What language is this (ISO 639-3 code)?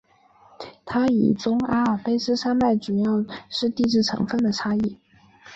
zho